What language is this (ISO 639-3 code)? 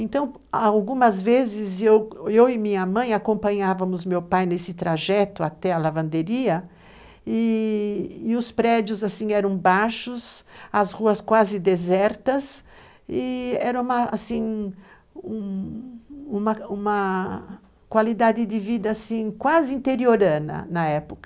por